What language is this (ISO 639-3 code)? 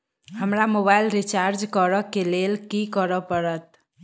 mai